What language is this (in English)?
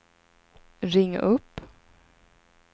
Swedish